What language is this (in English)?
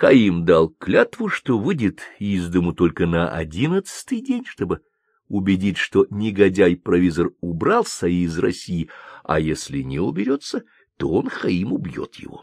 Russian